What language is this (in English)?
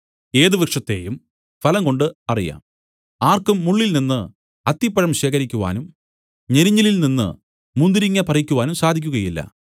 Malayalam